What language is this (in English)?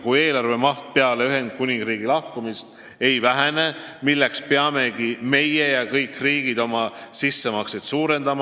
Estonian